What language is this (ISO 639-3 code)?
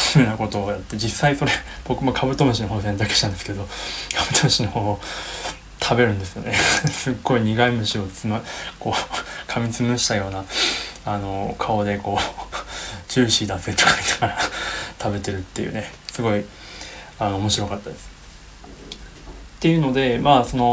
jpn